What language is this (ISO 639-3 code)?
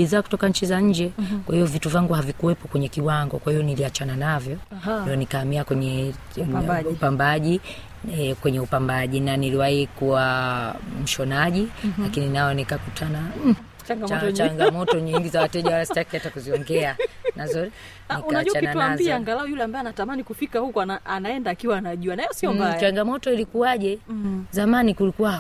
swa